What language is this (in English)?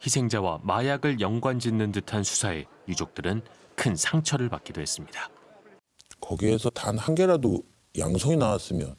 Korean